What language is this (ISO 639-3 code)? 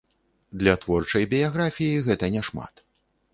bel